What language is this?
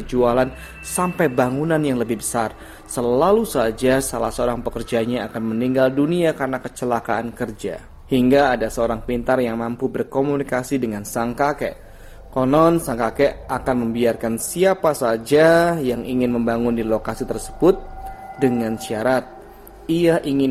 Indonesian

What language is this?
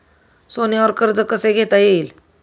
Marathi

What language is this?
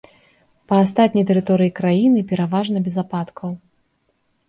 Belarusian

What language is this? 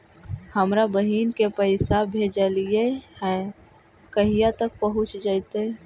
Magahi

